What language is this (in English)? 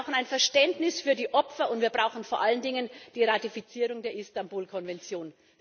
German